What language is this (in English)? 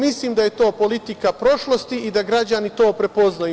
Serbian